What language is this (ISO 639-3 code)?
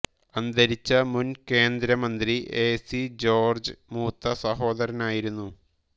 mal